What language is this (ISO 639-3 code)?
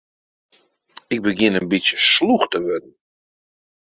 fry